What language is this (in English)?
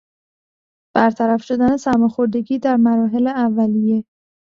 Persian